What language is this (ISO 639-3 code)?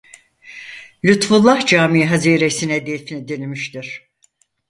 tur